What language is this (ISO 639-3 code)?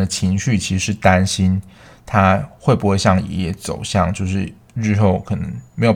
zho